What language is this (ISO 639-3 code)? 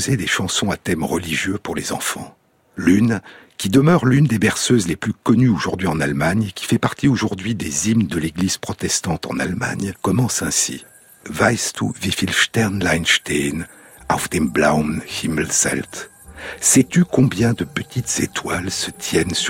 fra